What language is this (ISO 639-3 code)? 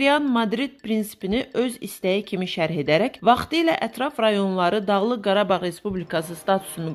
tur